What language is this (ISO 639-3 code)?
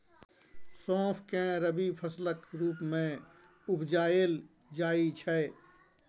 mai